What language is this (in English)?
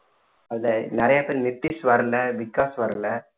Tamil